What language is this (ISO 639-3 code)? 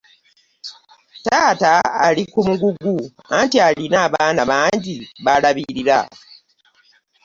lug